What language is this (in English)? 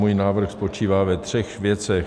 Czech